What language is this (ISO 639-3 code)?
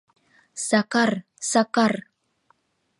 chm